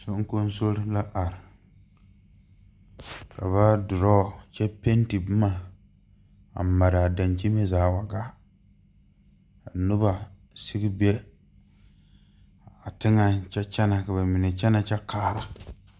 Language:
Southern Dagaare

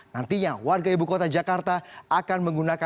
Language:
Indonesian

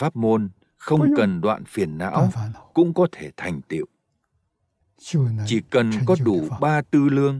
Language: Vietnamese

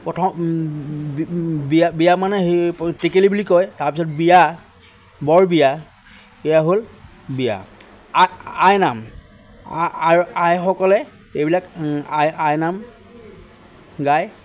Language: Assamese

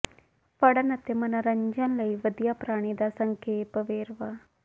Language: Punjabi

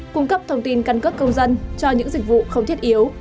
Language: Vietnamese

